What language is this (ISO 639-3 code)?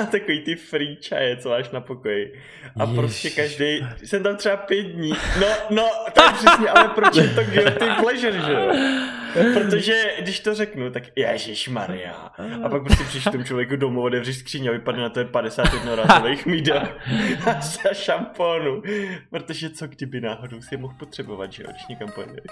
ces